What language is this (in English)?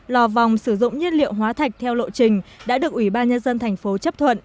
Vietnamese